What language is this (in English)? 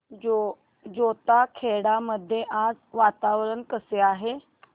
Marathi